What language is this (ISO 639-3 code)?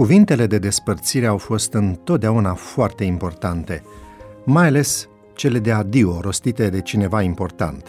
ron